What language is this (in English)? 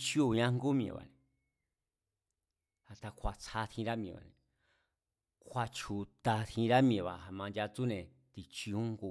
Mazatlán Mazatec